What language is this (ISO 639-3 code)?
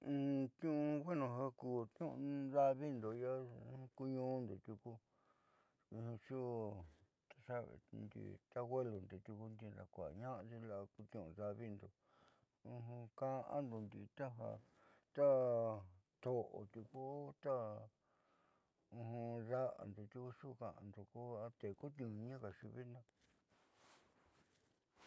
mxy